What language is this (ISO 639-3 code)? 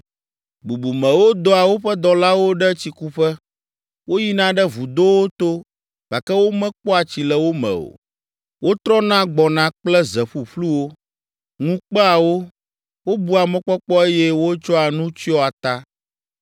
ewe